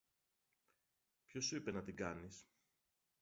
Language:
Greek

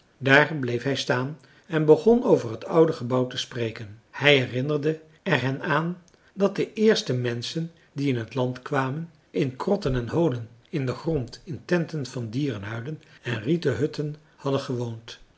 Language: Dutch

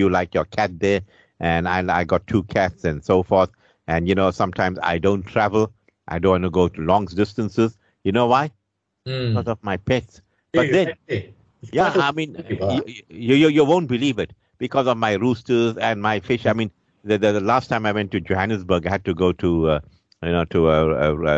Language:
English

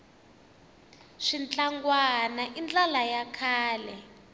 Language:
Tsonga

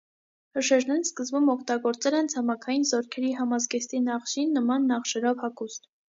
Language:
Armenian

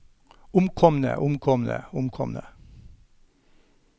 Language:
Norwegian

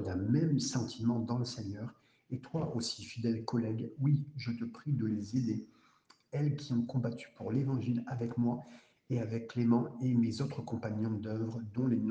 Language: French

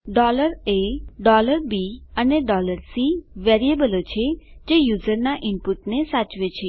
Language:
Gujarati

